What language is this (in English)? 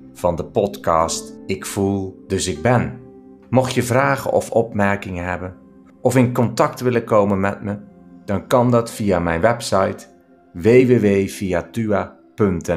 Dutch